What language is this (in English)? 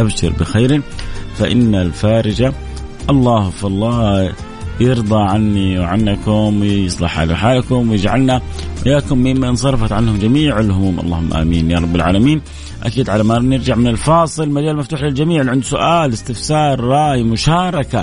Arabic